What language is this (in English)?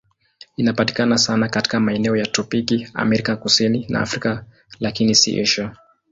Swahili